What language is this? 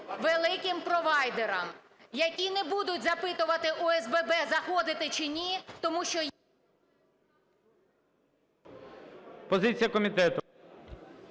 Ukrainian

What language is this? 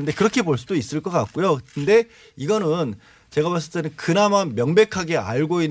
Korean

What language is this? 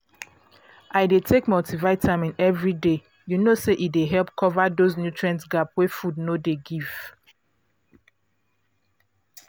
Nigerian Pidgin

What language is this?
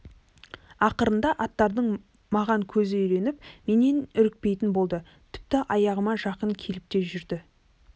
Kazakh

